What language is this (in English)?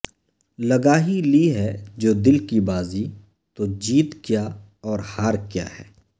Urdu